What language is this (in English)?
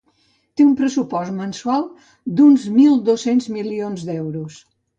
Catalan